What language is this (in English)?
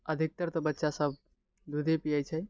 Maithili